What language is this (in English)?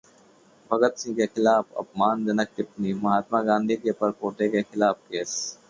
Hindi